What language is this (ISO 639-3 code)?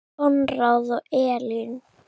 isl